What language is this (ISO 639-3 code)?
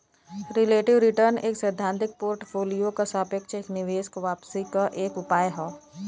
bho